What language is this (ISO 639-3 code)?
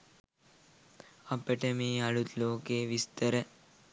sin